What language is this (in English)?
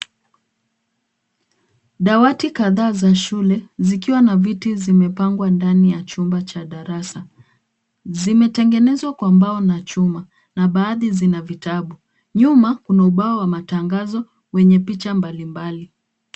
Swahili